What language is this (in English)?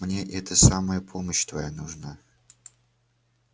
Russian